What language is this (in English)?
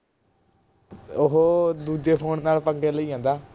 Punjabi